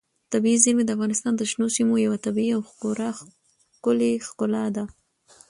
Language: Pashto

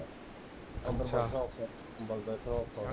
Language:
Punjabi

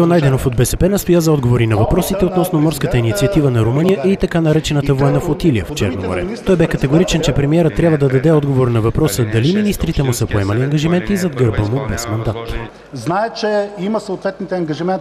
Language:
Bulgarian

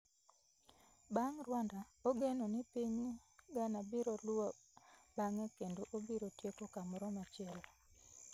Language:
Luo (Kenya and Tanzania)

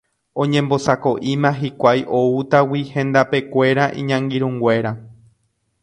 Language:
Guarani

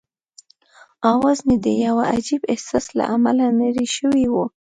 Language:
Pashto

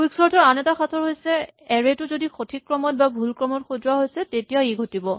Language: Assamese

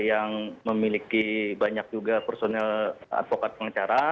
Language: Indonesian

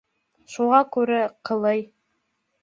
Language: Bashkir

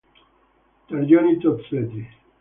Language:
Italian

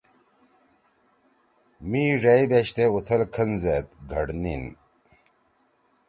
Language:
Torwali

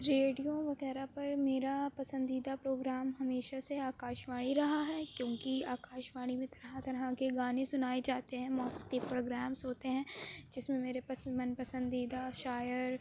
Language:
Urdu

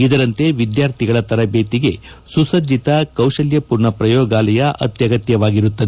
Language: Kannada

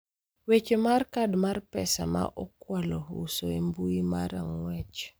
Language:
Luo (Kenya and Tanzania)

